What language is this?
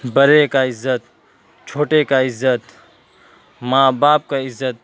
Urdu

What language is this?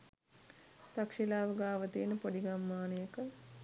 Sinhala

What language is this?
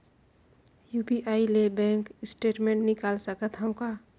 Chhattisgarhi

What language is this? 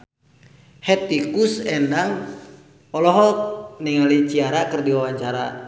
Sundanese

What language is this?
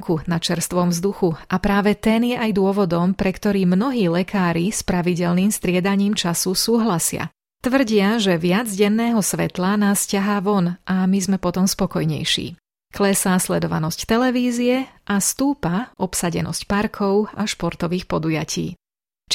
Slovak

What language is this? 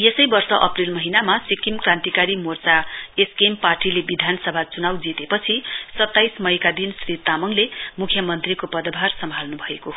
Nepali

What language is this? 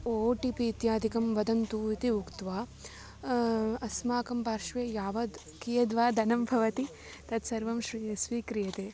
Sanskrit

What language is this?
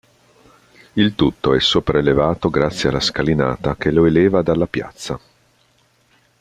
Italian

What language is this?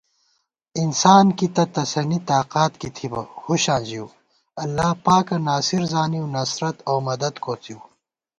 Gawar-Bati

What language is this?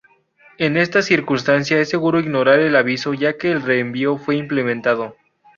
Spanish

